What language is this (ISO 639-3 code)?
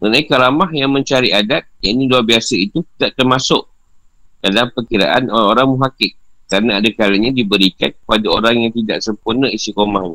msa